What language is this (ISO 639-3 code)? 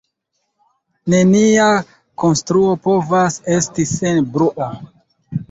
epo